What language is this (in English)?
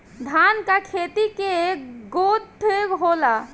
Bhojpuri